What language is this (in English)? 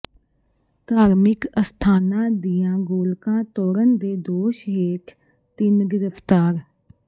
Punjabi